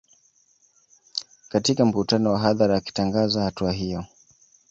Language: Swahili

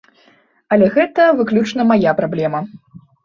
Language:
Belarusian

